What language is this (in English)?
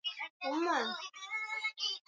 Swahili